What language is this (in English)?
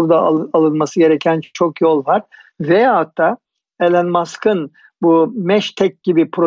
Turkish